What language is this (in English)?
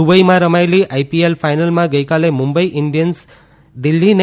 Gujarati